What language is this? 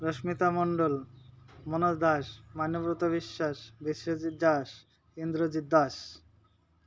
Odia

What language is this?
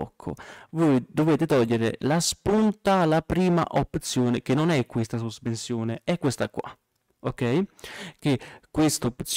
Italian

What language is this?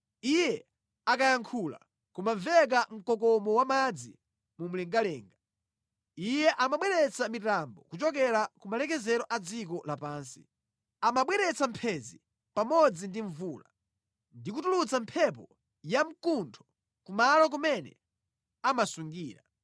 Nyanja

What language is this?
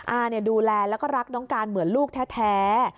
Thai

